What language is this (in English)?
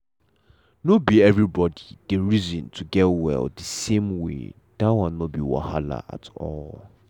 Nigerian Pidgin